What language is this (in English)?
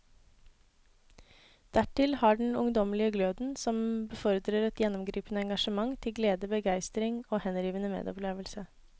Norwegian